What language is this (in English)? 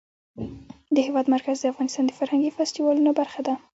Pashto